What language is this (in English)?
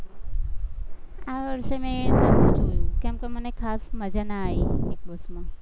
Gujarati